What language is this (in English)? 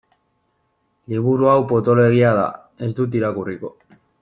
Basque